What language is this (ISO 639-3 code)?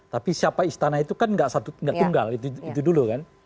ind